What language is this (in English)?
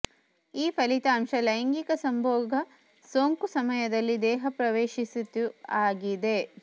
Kannada